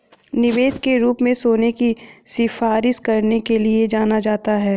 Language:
Hindi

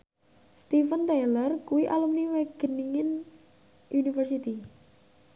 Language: Javanese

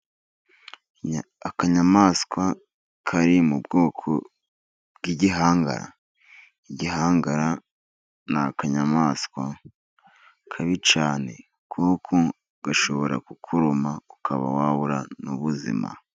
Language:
Kinyarwanda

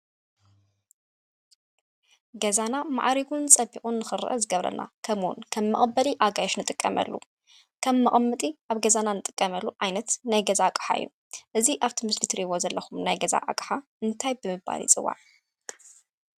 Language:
Tigrinya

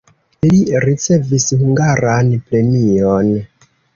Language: Esperanto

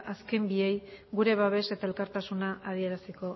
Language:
Basque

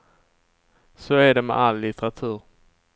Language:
Swedish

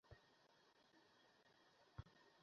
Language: Bangla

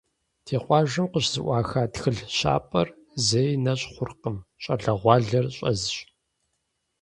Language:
Kabardian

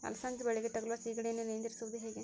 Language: Kannada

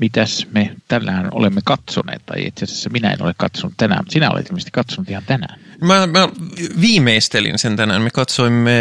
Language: Finnish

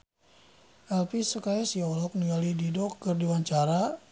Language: Sundanese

